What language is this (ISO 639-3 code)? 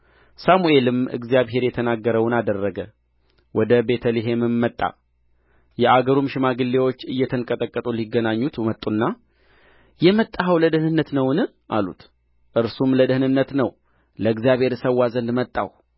amh